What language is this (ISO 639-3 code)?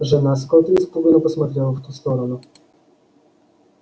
rus